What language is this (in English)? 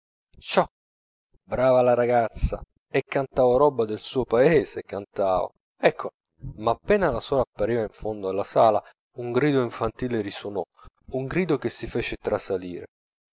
Italian